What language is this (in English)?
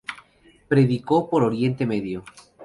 Spanish